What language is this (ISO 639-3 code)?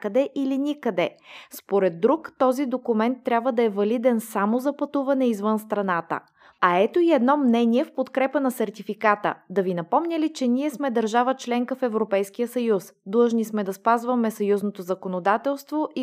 bul